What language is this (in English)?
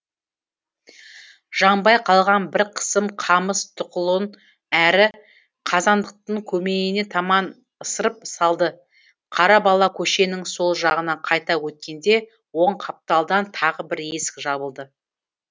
Kazakh